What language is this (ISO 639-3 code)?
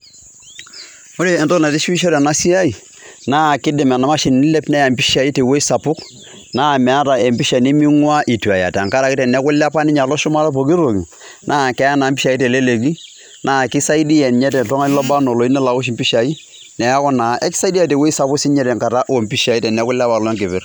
mas